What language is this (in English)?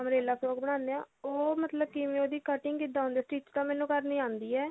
Punjabi